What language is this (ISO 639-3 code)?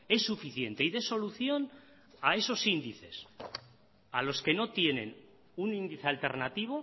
spa